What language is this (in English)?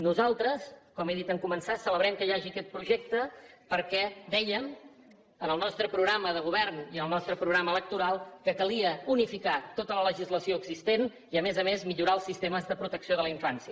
Catalan